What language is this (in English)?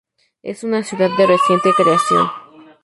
Spanish